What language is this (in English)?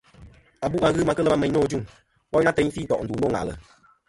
Kom